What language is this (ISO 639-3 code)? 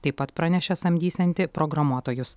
lit